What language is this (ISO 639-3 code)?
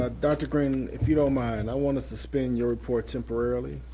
eng